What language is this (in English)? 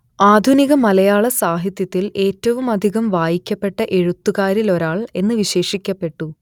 Malayalam